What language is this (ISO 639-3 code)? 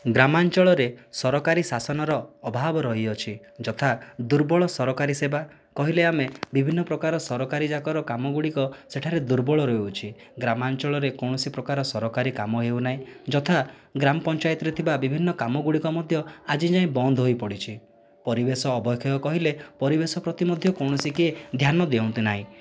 ori